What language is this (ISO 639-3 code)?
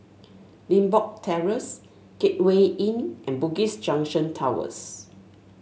eng